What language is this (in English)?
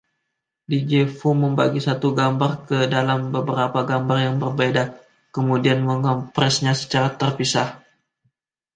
Indonesian